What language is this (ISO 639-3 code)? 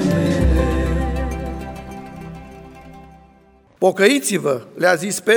ron